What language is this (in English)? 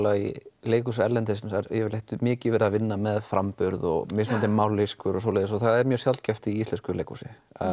Icelandic